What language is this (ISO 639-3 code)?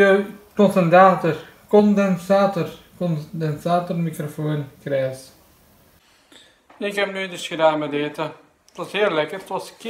nld